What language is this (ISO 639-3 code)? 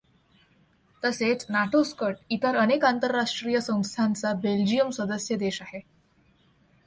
mar